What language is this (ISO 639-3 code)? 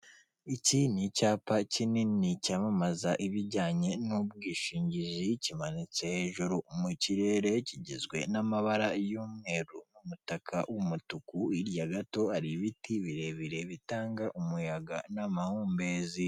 kin